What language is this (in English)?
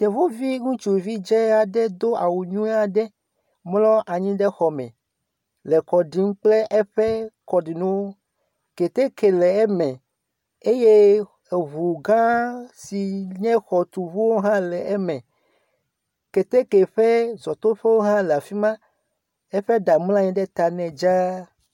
Ewe